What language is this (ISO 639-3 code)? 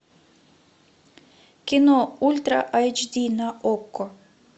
rus